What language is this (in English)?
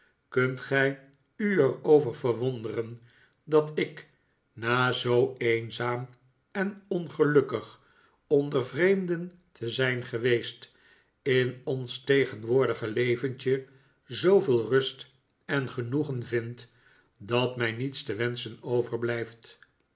Dutch